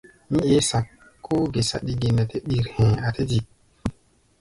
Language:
Gbaya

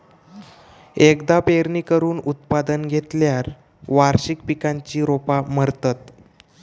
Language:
Marathi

